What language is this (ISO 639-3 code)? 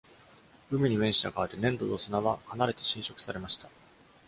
jpn